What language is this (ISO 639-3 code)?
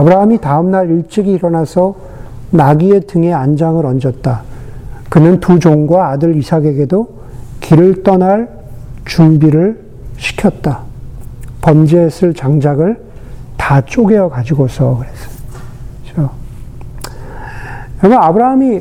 kor